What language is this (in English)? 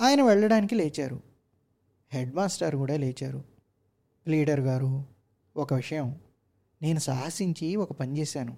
Telugu